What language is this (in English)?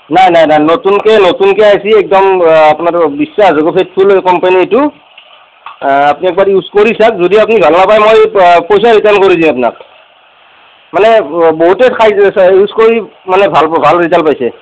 Assamese